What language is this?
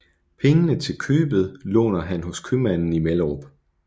Danish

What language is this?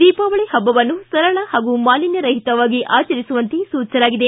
Kannada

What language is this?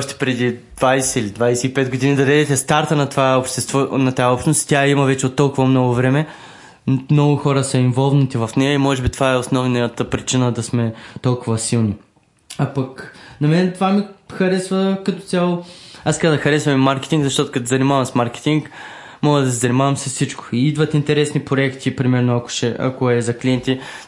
Bulgarian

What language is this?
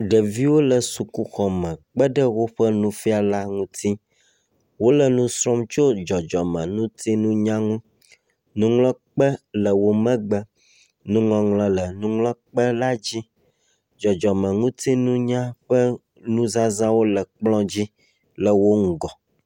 Ewe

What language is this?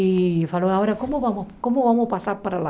Portuguese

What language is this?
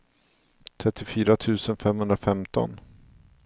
Swedish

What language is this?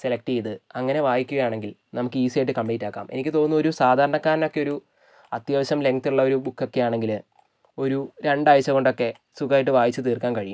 Malayalam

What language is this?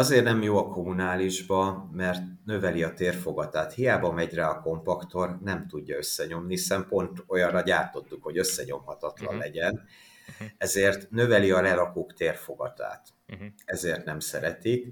Hungarian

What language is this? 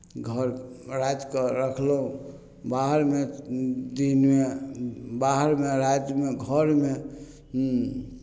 Maithili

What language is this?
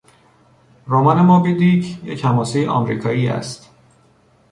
Persian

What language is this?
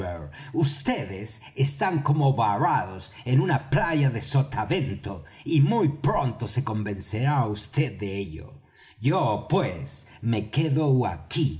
Spanish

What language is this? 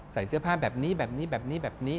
Thai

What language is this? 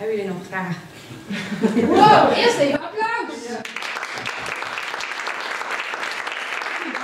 Dutch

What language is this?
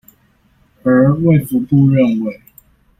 Chinese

